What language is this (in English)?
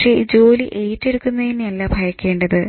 Malayalam